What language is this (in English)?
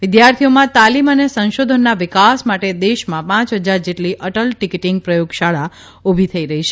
Gujarati